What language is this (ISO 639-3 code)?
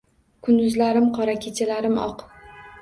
uzb